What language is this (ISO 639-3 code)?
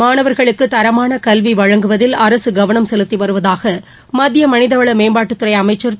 tam